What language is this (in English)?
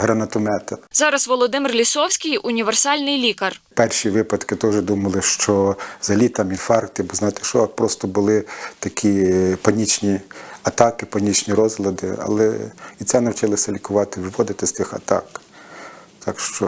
Ukrainian